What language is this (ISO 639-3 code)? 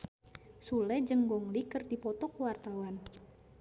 sun